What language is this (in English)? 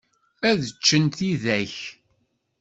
Kabyle